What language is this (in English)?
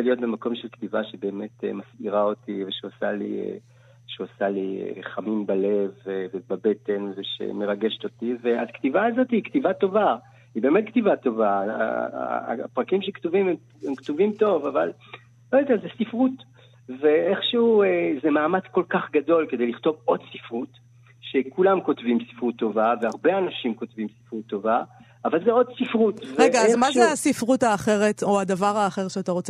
Hebrew